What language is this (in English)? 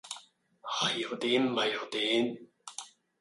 Cantonese